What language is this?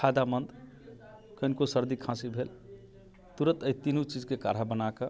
Maithili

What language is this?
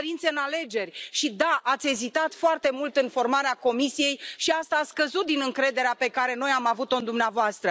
Romanian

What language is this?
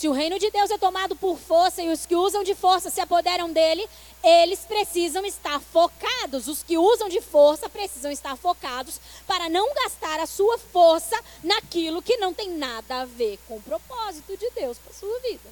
Portuguese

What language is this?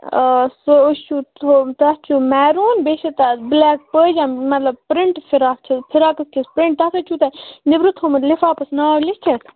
Kashmiri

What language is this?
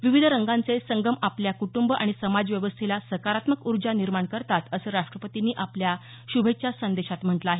Marathi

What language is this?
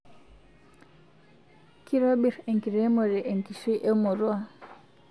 Masai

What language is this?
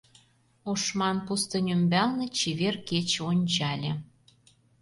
Mari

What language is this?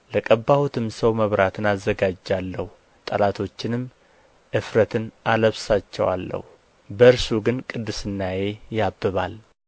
Amharic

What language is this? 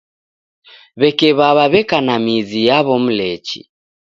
Taita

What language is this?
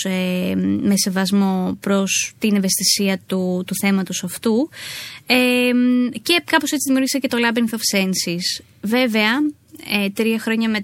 Greek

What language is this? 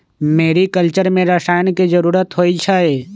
Magahi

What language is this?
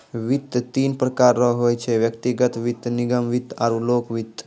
Maithili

